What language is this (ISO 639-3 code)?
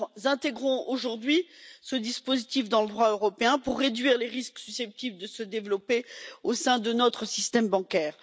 fra